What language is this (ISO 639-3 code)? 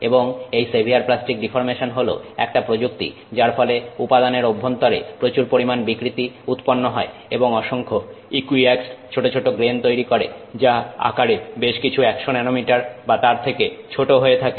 ben